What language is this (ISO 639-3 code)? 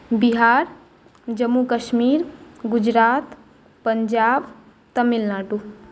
mai